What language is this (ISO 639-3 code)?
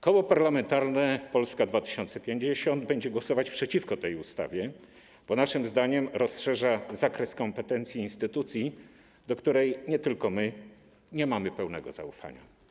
pol